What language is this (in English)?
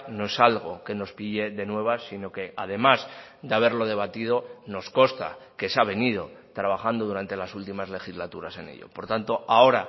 Spanish